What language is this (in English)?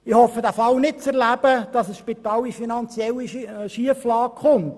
Swiss German